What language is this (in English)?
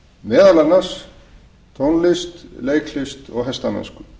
Icelandic